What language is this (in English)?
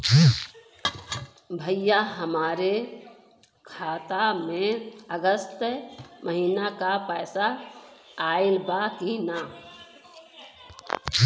Bhojpuri